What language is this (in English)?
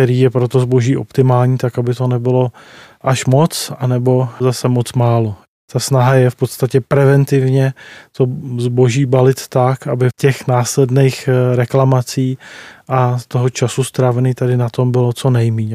Czech